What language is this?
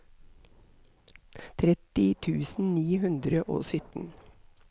Norwegian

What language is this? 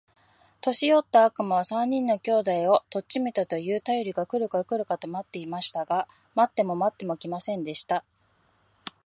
Japanese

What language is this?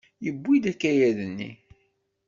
Kabyle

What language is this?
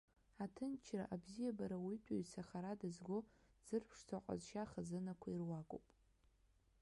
Abkhazian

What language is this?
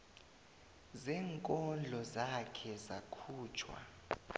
South Ndebele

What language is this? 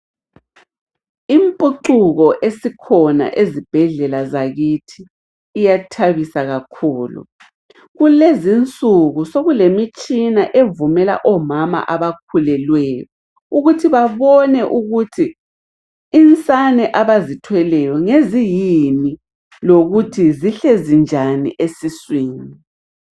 North Ndebele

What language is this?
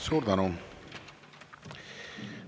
Estonian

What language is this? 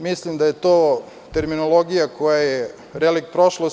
Serbian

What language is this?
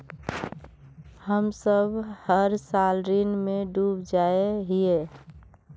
Magahi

